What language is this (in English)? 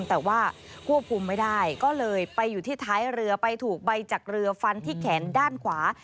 Thai